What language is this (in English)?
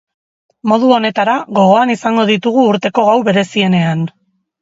Basque